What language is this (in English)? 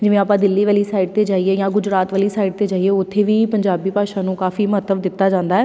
Punjabi